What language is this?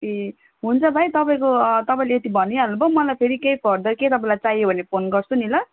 Nepali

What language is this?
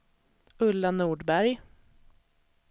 Swedish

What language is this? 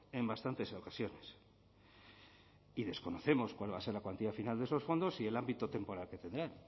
Spanish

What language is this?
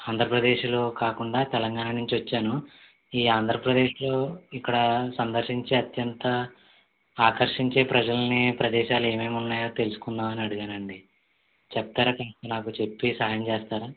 Telugu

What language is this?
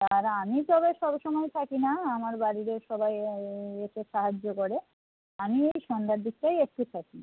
Bangla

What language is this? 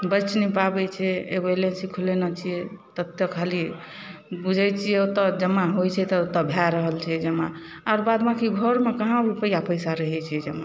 Maithili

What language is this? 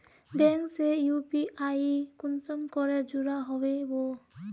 Magahi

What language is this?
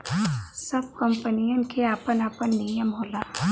Bhojpuri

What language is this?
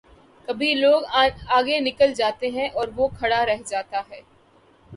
Urdu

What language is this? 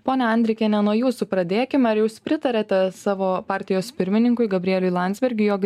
Lithuanian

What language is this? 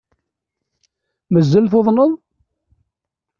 Kabyle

